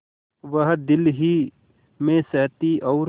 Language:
Hindi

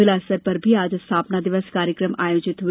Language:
Hindi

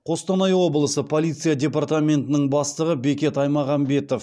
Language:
Kazakh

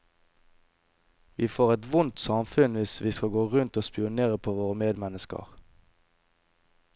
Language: Norwegian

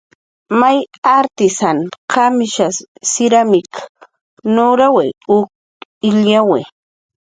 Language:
Jaqaru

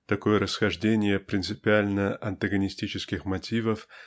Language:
Russian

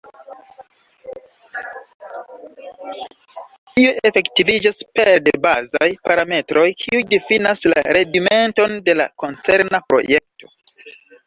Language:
Esperanto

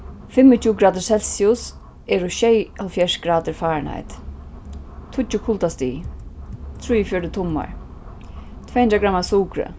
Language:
Faroese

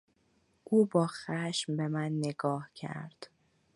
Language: Persian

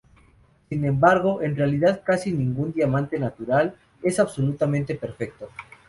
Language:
Spanish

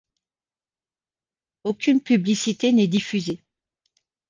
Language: French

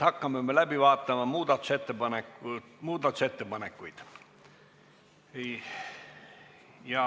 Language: Estonian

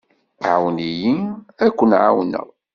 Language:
Kabyle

